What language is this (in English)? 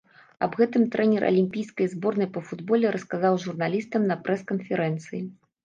Belarusian